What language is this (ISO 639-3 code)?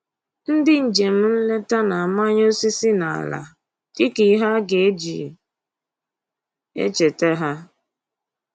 ibo